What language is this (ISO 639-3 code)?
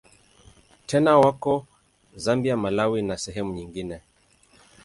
swa